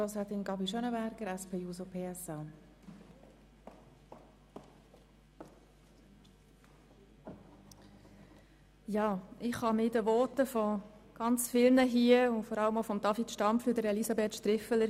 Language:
Swiss German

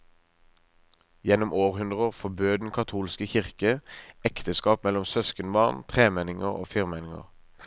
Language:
Norwegian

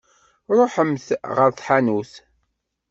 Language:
Kabyle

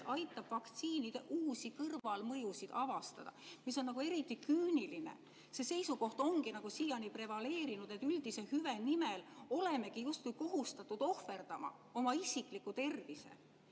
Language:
Estonian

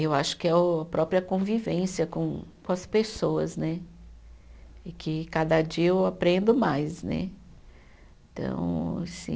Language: Portuguese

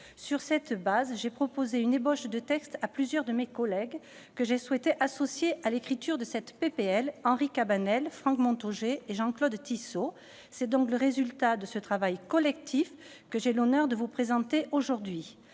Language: French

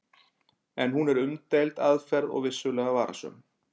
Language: Icelandic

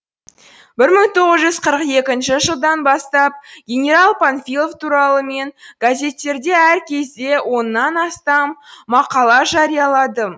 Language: Kazakh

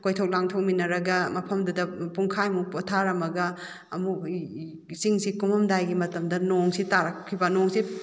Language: Manipuri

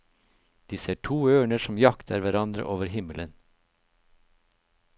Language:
Norwegian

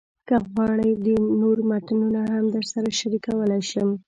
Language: Pashto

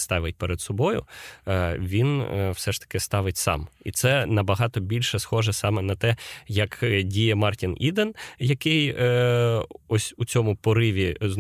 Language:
Ukrainian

